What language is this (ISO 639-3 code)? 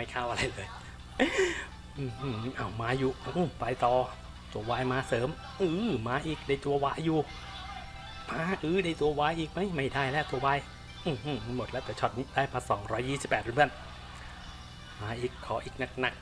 tha